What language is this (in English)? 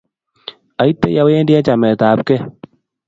Kalenjin